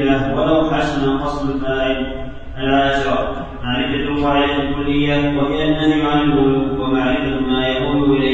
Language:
Arabic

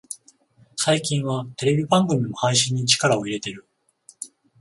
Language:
Japanese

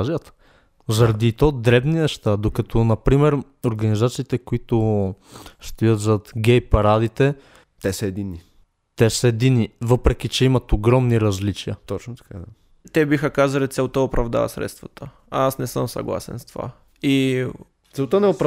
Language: Bulgarian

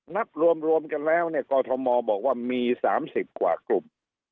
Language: Thai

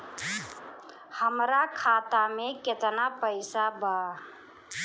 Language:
Bhojpuri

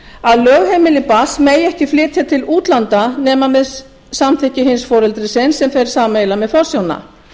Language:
Icelandic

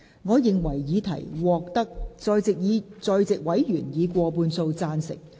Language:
Cantonese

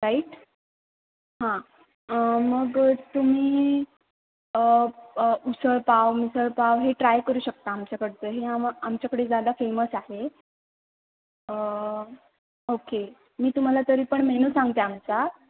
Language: Marathi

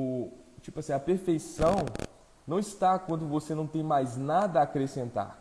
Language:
Portuguese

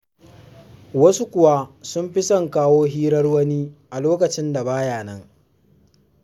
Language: Hausa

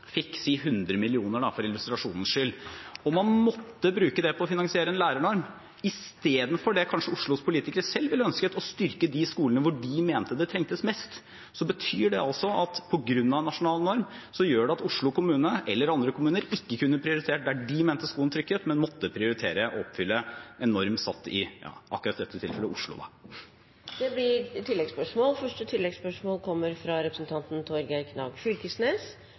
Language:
Norwegian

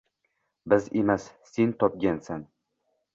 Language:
Uzbek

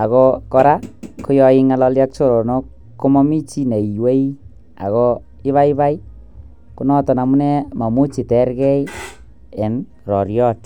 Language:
Kalenjin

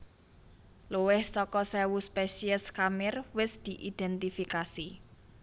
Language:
Javanese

